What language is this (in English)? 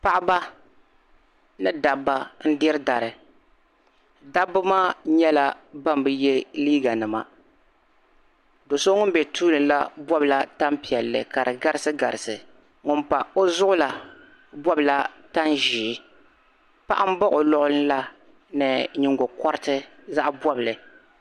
Dagbani